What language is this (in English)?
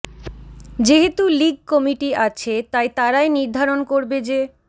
Bangla